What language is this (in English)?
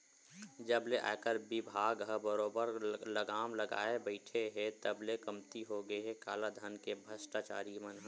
Chhattisgarhi